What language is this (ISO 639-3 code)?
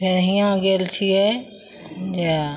mai